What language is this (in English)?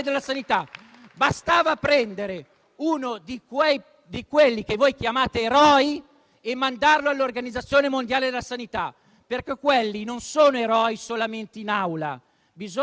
Italian